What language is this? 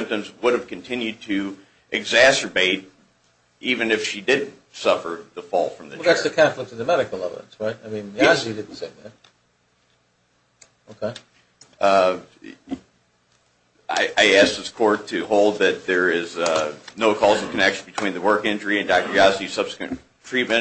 English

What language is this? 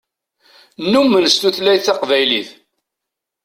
Kabyle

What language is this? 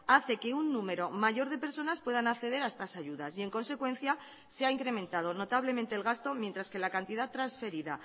Spanish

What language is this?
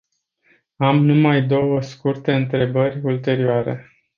Romanian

